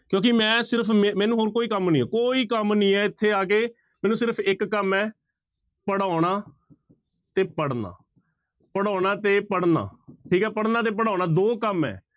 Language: Punjabi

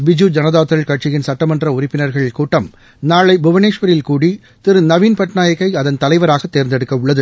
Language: Tamil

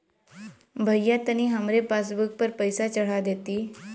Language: Bhojpuri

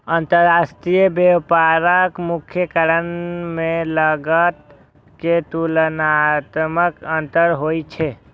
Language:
Maithili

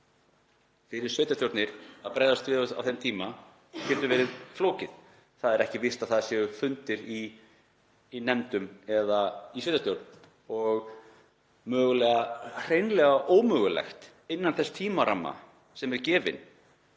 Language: Icelandic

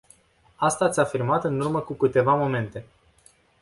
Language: Romanian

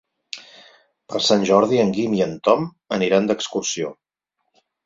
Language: Catalan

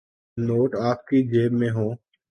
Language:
Urdu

